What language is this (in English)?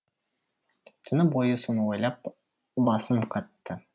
Kazakh